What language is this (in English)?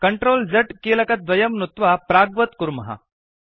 Sanskrit